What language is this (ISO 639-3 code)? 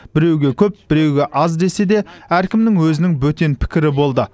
kaz